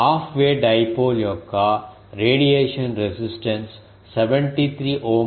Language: Telugu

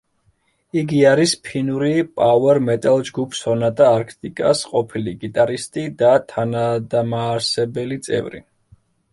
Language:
Georgian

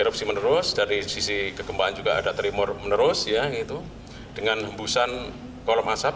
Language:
Indonesian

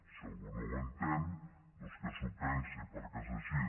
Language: Catalan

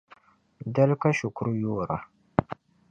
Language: Dagbani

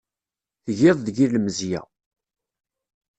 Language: Kabyle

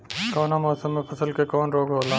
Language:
Bhojpuri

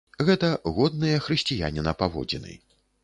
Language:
Belarusian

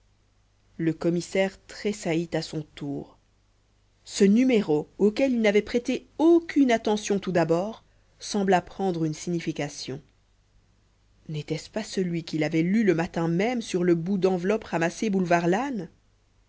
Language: French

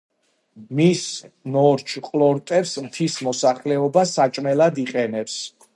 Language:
Georgian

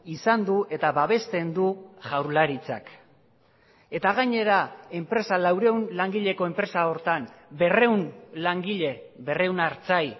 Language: Basque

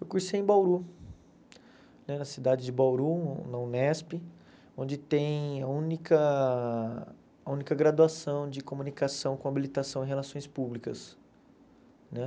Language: Portuguese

